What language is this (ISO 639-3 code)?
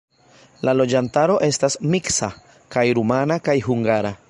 epo